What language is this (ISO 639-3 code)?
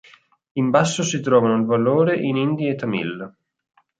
ita